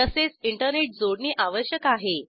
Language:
Marathi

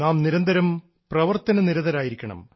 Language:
Malayalam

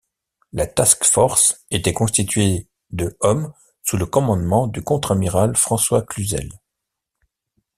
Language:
French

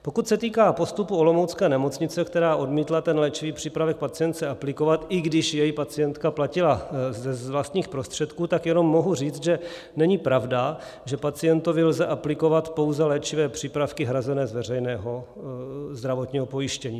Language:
Czech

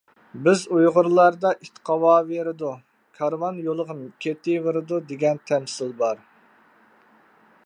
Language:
Uyghur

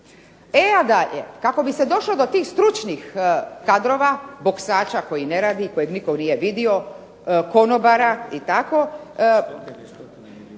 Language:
Croatian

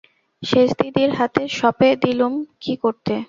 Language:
Bangla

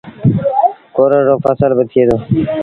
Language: Sindhi Bhil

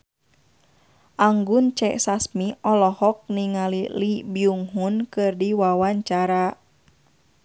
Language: Sundanese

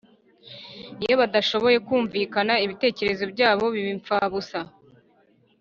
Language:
Kinyarwanda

